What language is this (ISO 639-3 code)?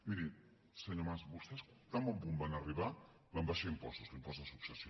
cat